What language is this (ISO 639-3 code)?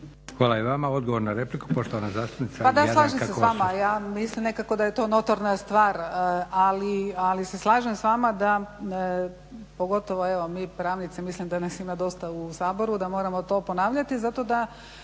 hrv